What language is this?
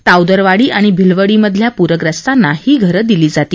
Marathi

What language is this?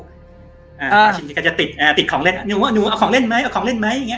Thai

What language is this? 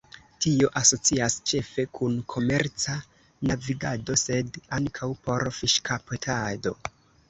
Esperanto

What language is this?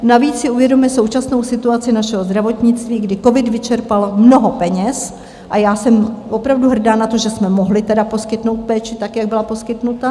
Czech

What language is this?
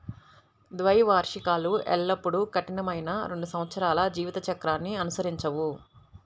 Telugu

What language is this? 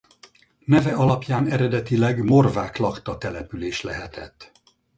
Hungarian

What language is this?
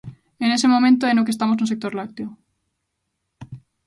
Galician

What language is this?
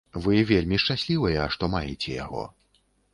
Belarusian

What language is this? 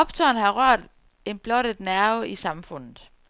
Danish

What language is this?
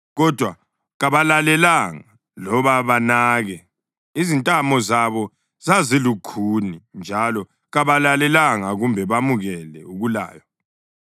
North Ndebele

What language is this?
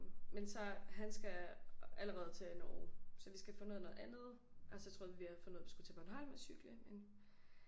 Danish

